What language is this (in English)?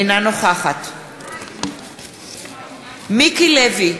Hebrew